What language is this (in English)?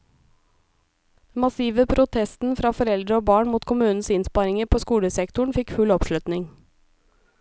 Norwegian